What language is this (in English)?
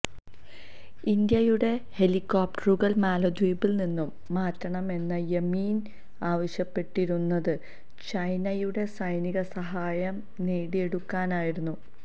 Malayalam